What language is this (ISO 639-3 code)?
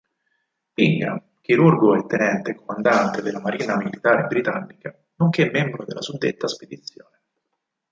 ita